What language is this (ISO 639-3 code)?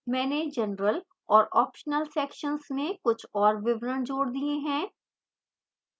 hin